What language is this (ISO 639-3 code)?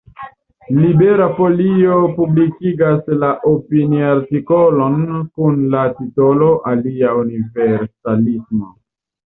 epo